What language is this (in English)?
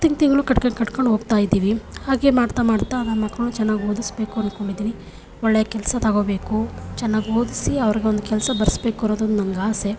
Kannada